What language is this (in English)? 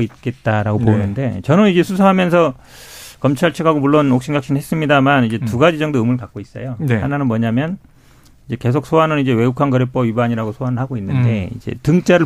Korean